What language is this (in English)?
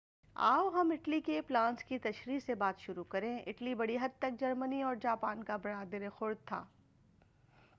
Urdu